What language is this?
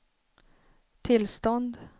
Swedish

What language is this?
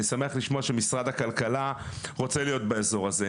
Hebrew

